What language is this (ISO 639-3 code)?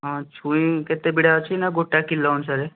ori